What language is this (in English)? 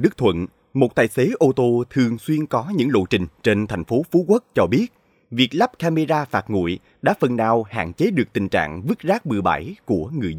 Vietnamese